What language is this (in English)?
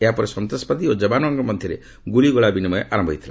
Odia